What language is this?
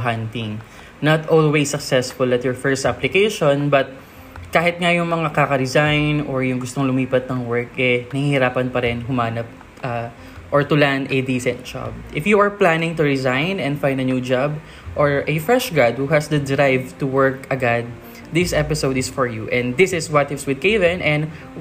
Filipino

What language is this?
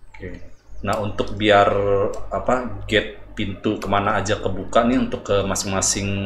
Indonesian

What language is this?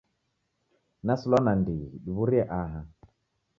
Taita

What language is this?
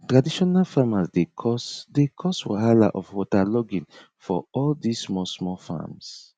Nigerian Pidgin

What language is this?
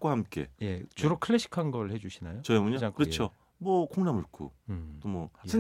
Korean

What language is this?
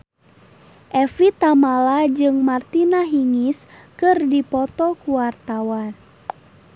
Sundanese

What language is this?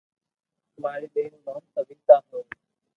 Loarki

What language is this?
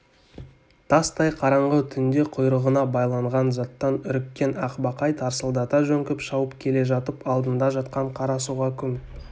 Kazakh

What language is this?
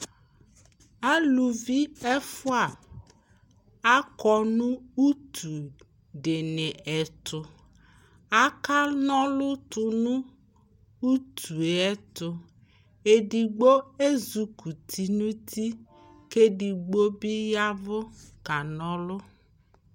Ikposo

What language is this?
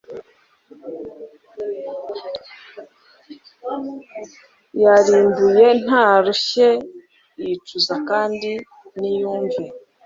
Kinyarwanda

